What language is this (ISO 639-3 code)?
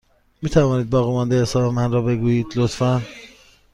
fas